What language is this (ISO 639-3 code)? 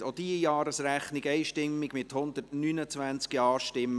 gsw